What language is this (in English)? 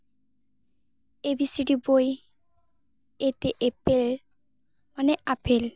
Santali